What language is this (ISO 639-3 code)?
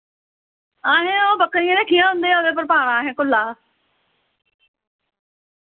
doi